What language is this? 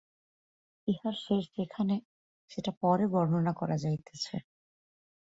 Bangla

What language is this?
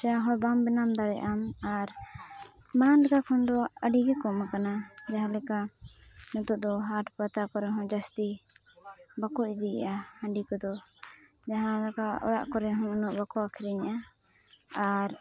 Santali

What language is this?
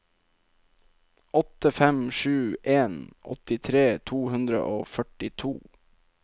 Norwegian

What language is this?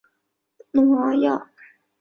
Chinese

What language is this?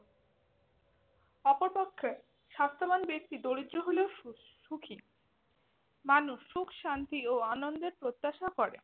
Bangla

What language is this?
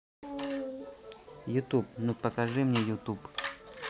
Russian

